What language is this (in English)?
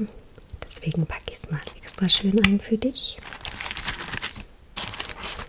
German